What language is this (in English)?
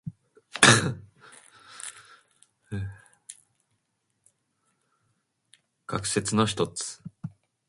Japanese